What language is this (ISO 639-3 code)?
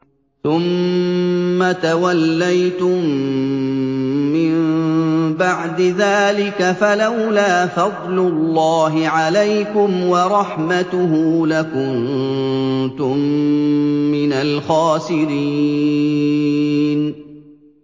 ara